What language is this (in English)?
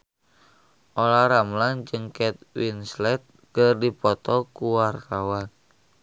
Sundanese